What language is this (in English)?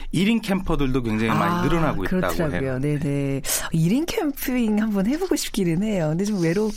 Korean